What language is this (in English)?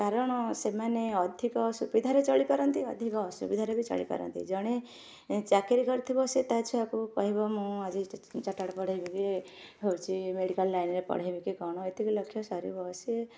Odia